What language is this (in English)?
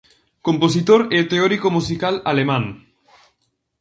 Galician